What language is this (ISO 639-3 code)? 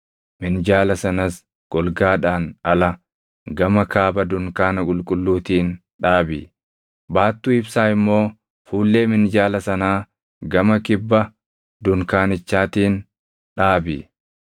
orm